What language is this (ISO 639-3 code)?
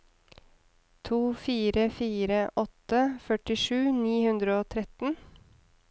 nor